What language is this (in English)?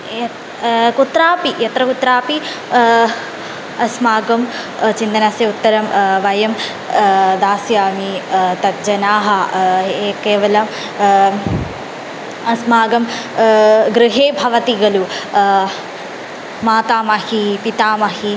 Sanskrit